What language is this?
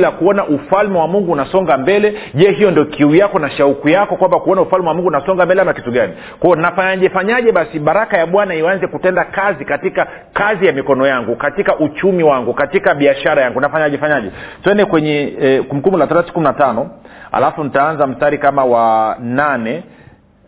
Swahili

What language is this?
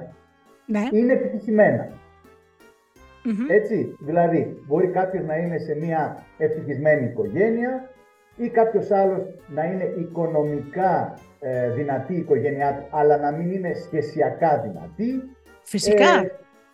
Greek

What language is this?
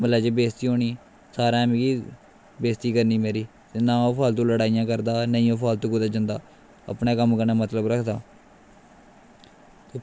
Dogri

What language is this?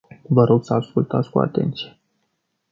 Romanian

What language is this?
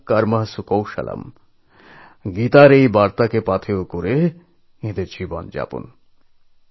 Bangla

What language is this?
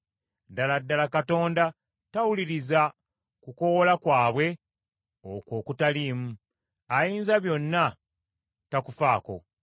Ganda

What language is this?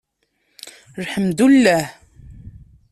Kabyle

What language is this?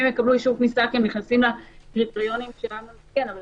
Hebrew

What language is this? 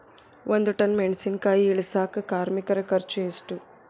Kannada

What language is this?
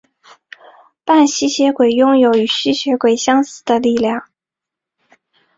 Chinese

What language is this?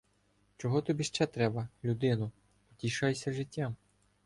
Ukrainian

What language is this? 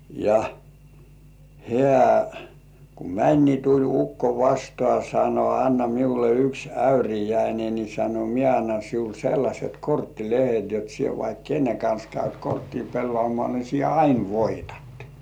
Finnish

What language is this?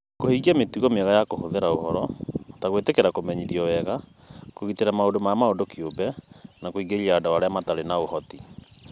Kikuyu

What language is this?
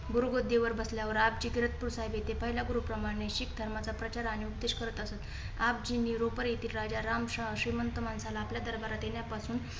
Marathi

